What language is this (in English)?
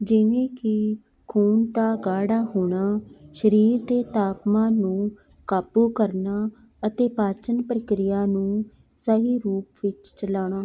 Punjabi